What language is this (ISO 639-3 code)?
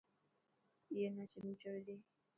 mki